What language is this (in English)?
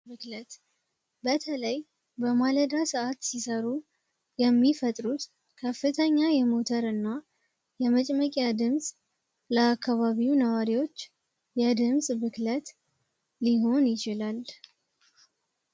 Amharic